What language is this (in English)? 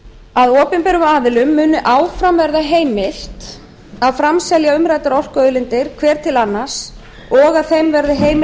Icelandic